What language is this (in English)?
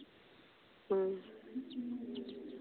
Santali